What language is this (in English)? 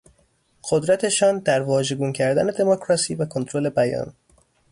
Persian